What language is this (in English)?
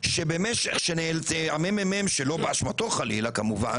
Hebrew